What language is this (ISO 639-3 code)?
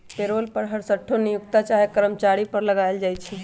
mag